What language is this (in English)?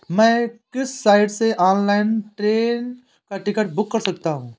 Hindi